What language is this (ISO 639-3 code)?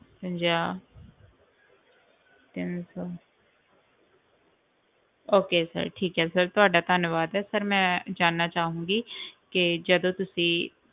pan